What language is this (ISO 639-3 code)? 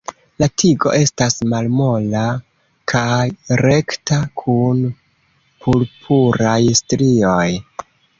epo